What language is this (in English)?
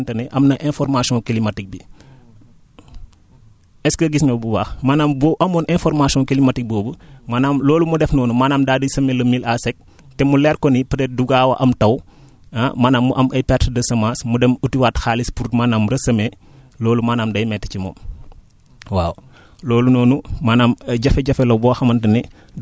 Wolof